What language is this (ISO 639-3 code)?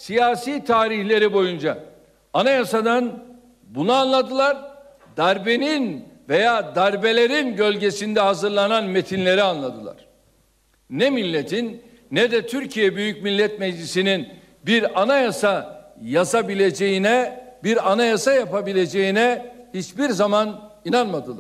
tur